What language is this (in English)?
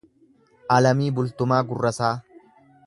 Oromo